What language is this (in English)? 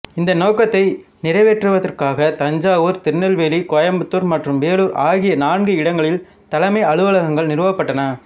Tamil